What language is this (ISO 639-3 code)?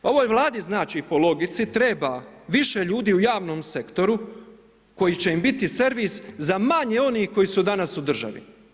hrv